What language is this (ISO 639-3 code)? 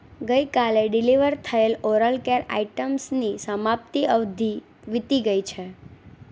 guj